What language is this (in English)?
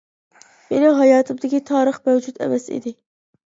Uyghur